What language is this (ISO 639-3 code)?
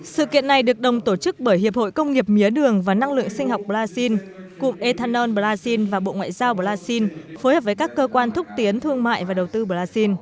vie